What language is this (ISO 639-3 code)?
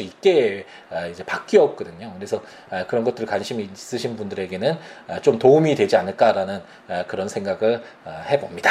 kor